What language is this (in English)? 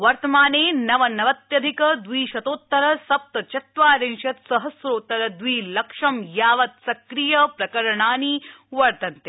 Sanskrit